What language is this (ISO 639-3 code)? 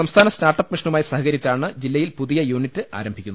mal